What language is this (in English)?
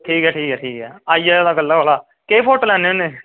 Dogri